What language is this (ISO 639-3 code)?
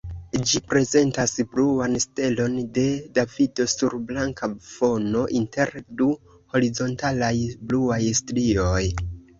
epo